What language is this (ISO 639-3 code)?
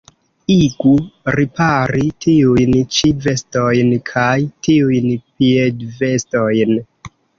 epo